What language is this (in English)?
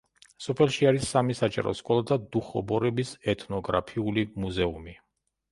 Georgian